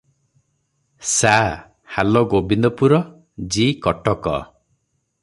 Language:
Odia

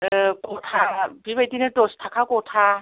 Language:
Bodo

